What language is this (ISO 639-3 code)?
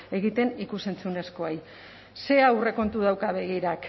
eus